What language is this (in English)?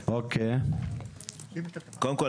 Hebrew